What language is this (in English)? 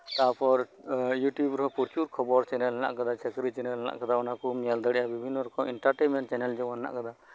Santali